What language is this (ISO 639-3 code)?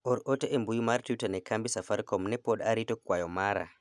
luo